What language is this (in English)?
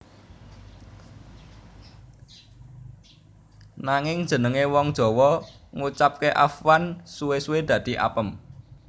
Javanese